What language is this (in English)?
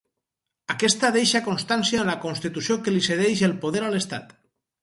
Catalan